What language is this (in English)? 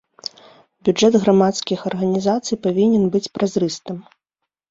Belarusian